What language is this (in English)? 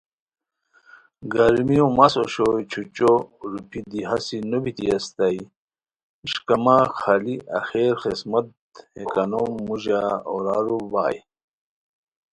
Khowar